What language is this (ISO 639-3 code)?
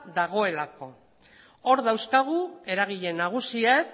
eus